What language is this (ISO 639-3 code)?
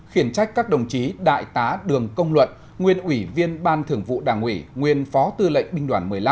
vie